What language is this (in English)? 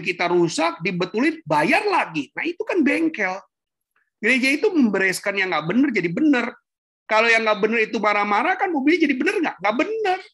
Indonesian